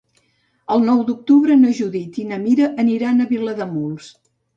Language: Catalan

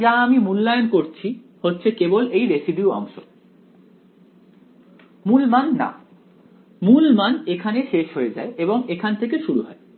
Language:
Bangla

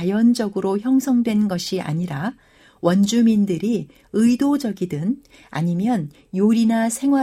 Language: Korean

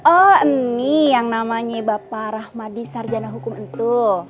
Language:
Indonesian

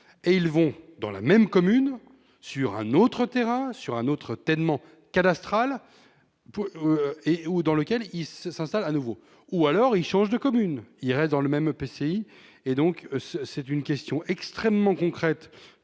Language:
French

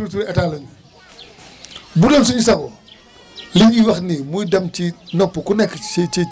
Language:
Wolof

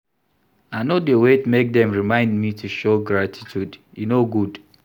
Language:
Nigerian Pidgin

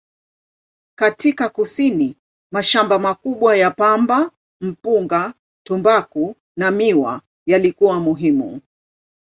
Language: Swahili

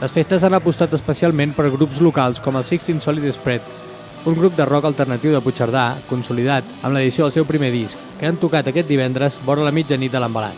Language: Catalan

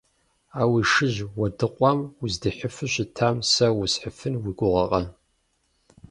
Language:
Kabardian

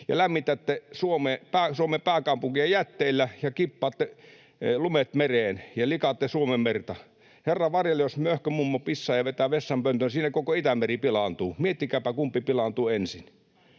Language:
Finnish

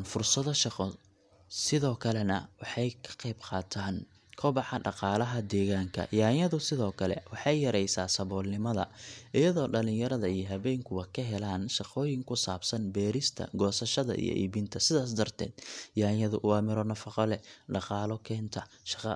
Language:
Somali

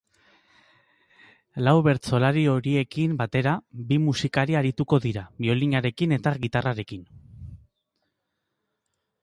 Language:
Basque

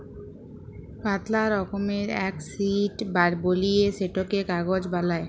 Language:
Bangla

